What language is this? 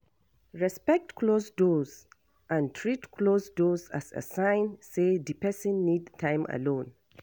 Nigerian Pidgin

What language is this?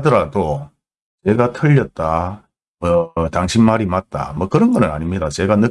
Korean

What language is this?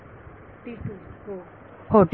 Marathi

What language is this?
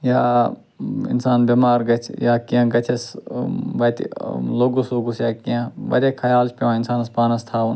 Kashmiri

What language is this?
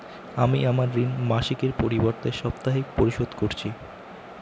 Bangla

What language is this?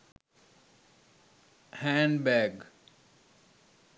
Sinhala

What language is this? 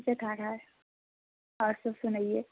Maithili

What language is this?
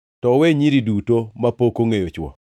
Luo (Kenya and Tanzania)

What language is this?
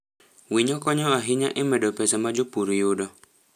Luo (Kenya and Tanzania)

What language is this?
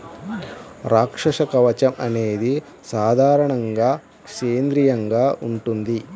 Telugu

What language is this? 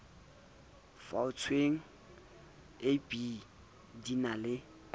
Southern Sotho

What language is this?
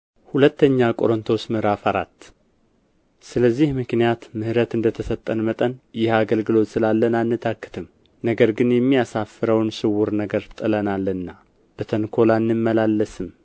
Amharic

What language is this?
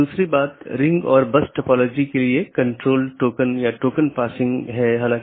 Hindi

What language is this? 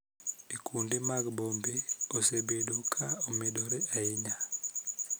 Luo (Kenya and Tanzania)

